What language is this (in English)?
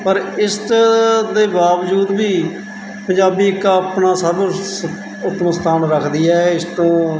Punjabi